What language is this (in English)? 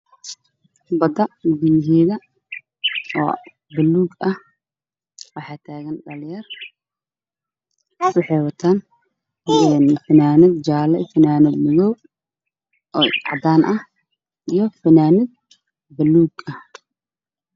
Somali